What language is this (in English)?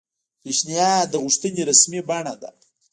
Pashto